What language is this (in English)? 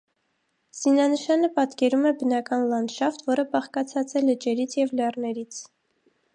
Armenian